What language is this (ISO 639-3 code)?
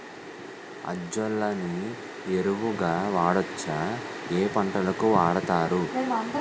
tel